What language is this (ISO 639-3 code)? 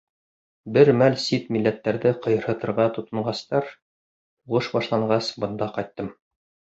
bak